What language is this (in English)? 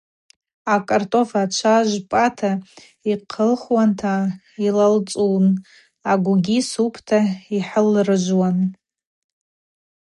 Abaza